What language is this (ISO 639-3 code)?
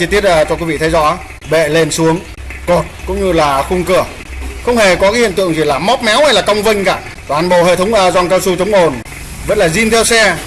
vie